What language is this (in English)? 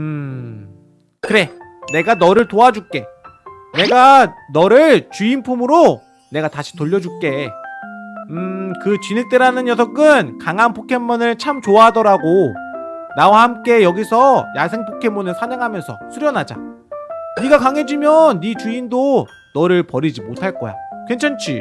Korean